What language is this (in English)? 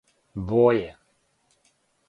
Serbian